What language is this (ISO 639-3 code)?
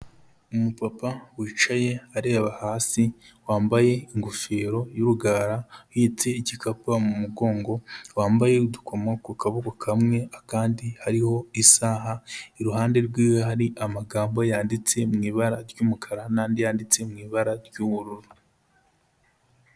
kin